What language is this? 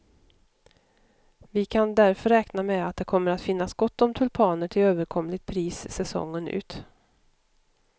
Swedish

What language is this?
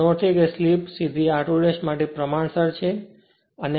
Gujarati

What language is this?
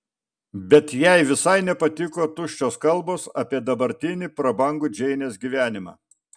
Lithuanian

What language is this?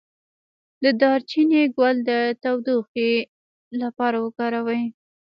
Pashto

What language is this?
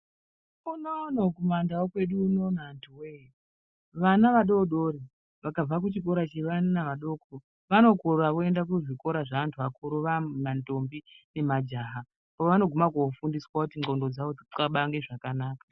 Ndau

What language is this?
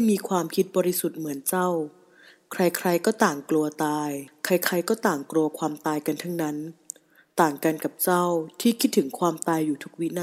Thai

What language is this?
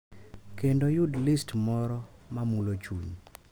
Luo (Kenya and Tanzania)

